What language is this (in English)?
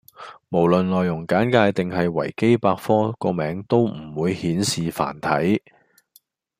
Cantonese